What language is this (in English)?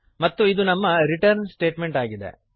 Kannada